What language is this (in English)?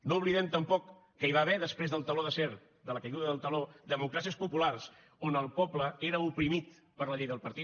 Catalan